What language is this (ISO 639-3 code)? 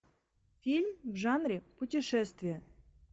rus